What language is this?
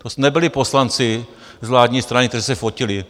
Czech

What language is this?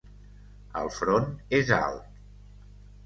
Catalan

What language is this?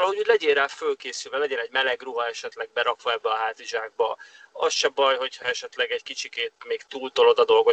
Hungarian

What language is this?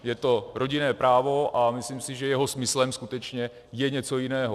Czech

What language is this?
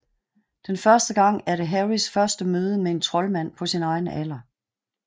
Danish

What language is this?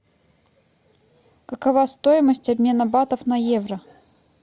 Russian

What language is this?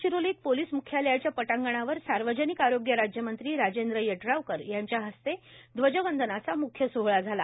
Marathi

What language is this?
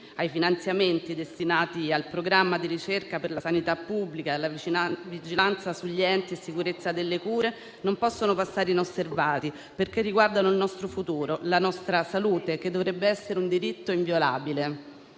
Italian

